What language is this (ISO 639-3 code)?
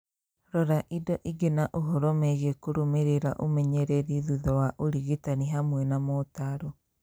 kik